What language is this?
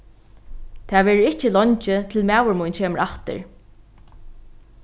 Faroese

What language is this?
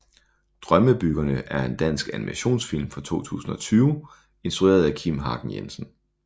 Danish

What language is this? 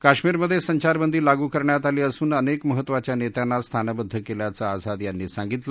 Marathi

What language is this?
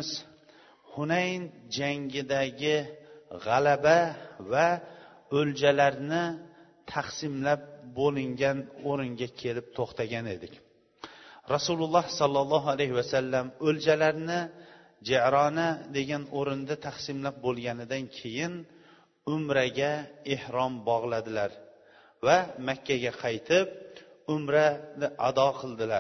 Bulgarian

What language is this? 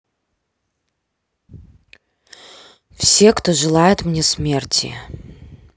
Russian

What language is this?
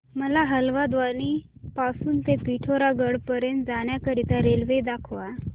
Marathi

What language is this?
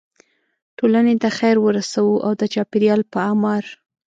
Pashto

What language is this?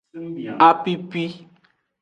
Aja (Benin)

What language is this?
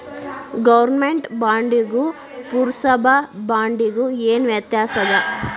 Kannada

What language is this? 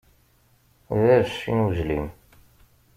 Kabyle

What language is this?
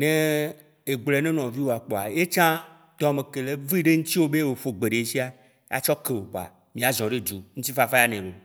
Waci Gbe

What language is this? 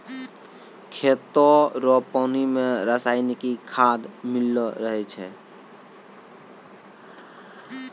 Maithili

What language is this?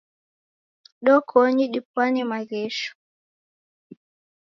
Taita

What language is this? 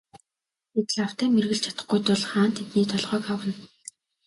Mongolian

